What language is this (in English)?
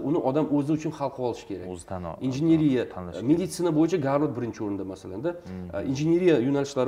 Russian